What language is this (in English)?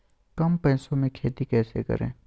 Magahi